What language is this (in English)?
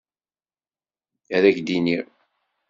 Kabyle